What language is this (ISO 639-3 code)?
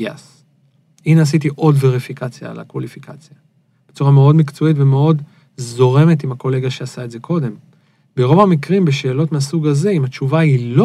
heb